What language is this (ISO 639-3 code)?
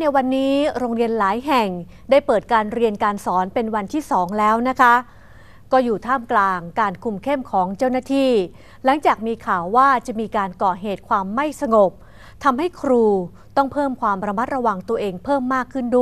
tha